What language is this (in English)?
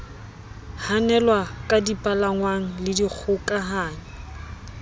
Southern Sotho